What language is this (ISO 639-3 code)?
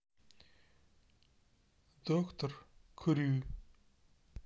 rus